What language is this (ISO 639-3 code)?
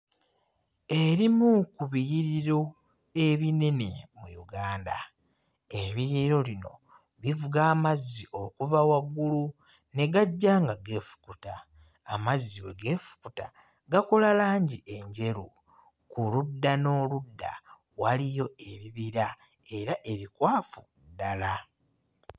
lug